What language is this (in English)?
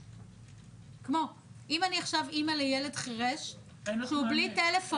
Hebrew